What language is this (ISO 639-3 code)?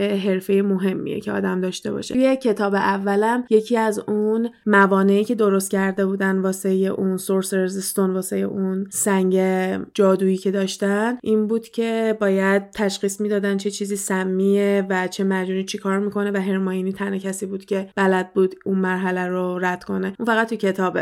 fas